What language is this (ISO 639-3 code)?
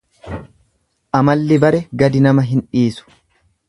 orm